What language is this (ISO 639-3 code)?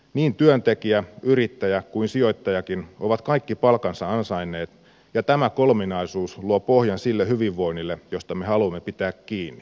fin